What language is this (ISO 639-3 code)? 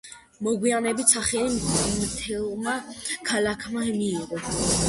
kat